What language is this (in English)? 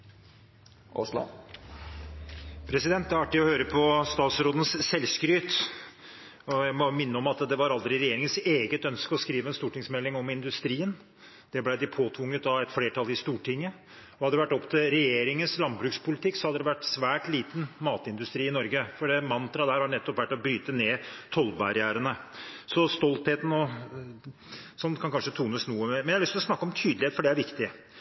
Norwegian